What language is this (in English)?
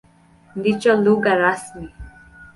Swahili